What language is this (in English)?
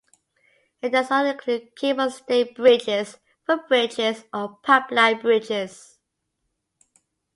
English